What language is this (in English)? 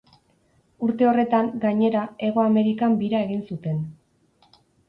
Basque